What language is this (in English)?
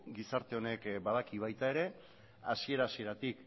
Basque